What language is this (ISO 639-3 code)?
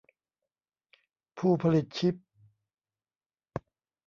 tha